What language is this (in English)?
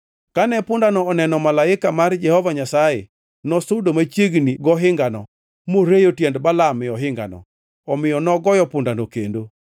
Luo (Kenya and Tanzania)